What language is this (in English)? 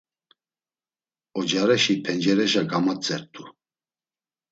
Laz